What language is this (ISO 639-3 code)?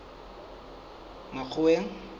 sot